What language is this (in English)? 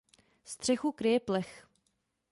Czech